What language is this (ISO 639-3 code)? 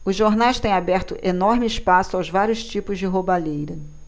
por